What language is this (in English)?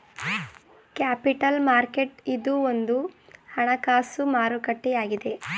Kannada